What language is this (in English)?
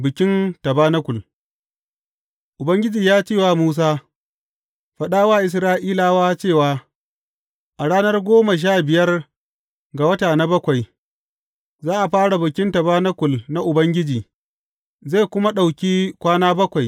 Hausa